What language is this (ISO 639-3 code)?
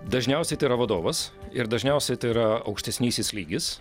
lit